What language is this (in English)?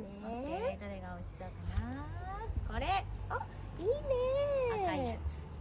Japanese